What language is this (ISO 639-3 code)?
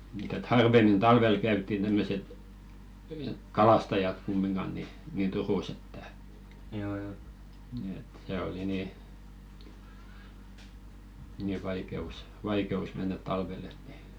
fin